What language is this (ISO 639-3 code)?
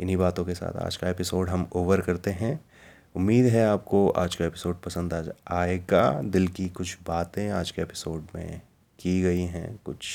hin